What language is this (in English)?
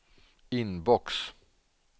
Swedish